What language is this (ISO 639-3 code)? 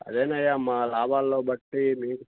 tel